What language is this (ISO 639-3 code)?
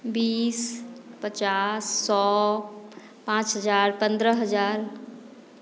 mai